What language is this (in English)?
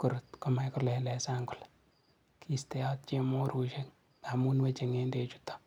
Kalenjin